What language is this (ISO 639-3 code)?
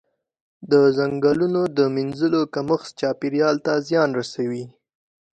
pus